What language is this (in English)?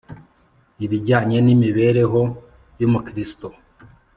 Kinyarwanda